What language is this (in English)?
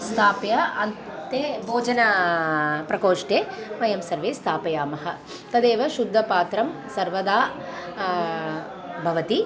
Sanskrit